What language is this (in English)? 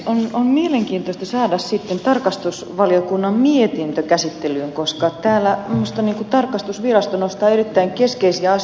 Finnish